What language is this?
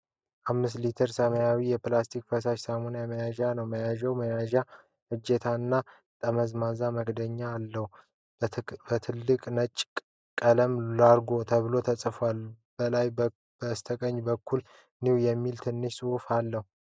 Amharic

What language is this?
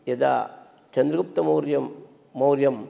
Sanskrit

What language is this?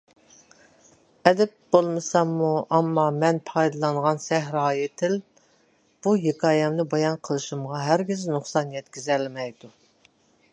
Uyghur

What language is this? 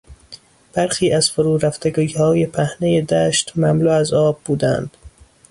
Persian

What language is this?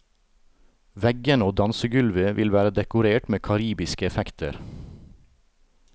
Norwegian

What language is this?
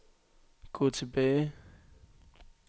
Danish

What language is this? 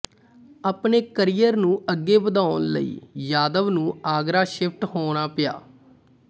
Punjabi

